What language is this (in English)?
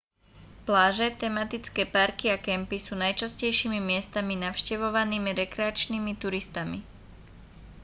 Slovak